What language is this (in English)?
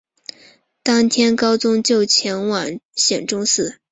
Chinese